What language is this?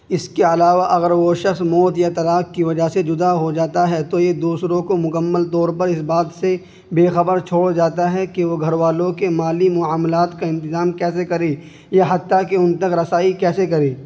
Urdu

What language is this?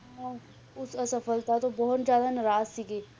Punjabi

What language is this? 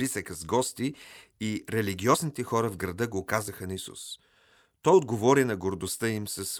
Bulgarian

